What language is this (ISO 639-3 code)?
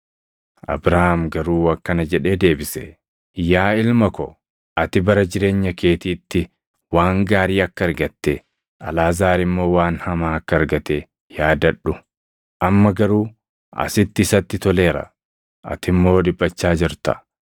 orm